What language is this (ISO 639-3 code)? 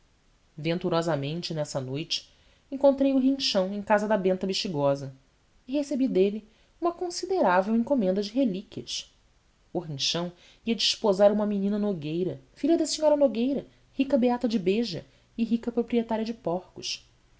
por